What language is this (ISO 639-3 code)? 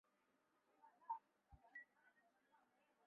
zho